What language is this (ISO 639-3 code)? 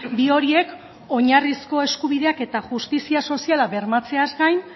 eus